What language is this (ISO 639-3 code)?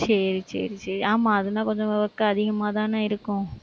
tam